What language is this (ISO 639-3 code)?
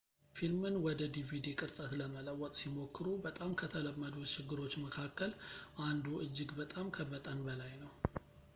amh